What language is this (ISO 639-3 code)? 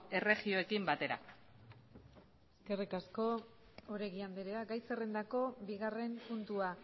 eus